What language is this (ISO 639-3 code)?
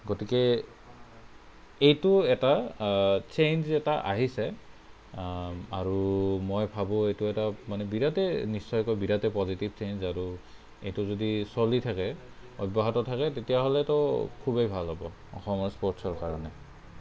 asm